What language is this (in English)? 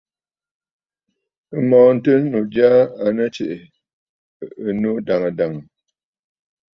Bafut